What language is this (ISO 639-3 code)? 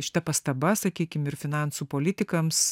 lit